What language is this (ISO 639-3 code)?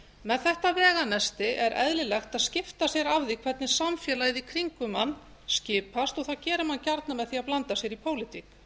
isl